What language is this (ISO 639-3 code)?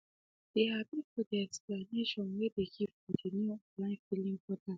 pcm